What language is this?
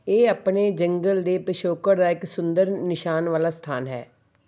Punjabi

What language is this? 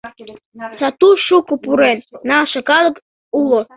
Mari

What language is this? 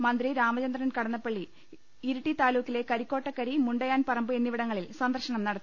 Malayalam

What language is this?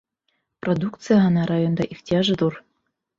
Bashkir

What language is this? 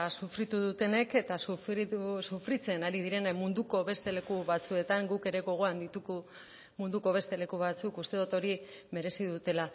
Basque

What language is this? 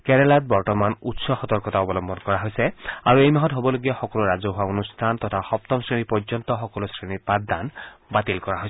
Assamese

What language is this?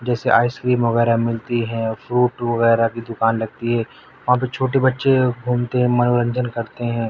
Urdu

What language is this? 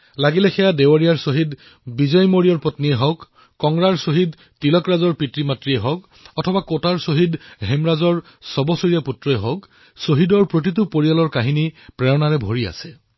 Assamese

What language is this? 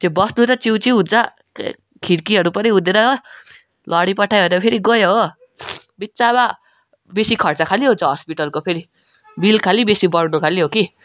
Nepali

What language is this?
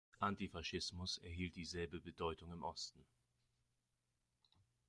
German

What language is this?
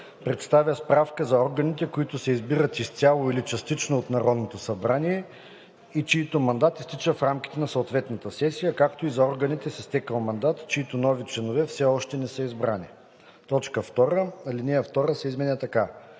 Bulgarian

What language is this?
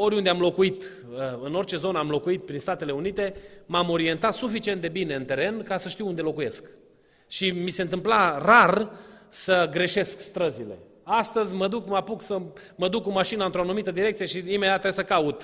Romanian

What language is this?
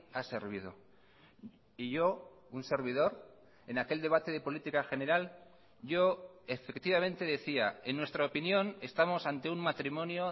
Spanish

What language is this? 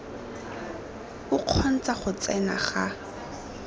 Tswana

